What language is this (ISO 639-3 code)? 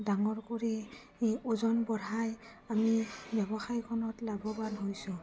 asm